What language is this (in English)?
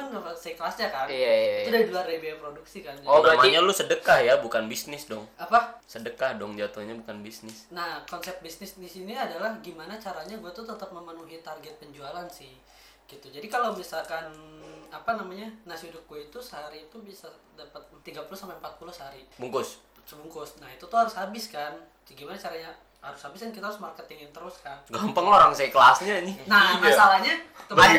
Indonesian